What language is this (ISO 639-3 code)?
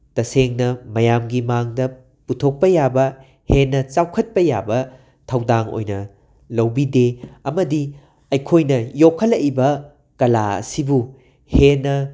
mni